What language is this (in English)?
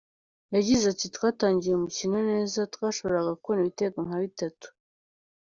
Kinyarwanda